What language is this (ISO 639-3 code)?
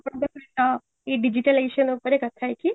ori